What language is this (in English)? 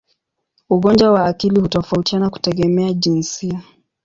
Swahili